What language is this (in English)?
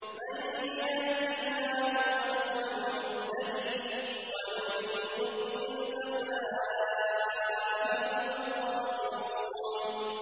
Arabic